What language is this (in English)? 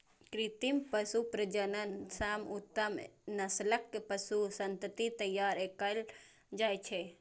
Maithili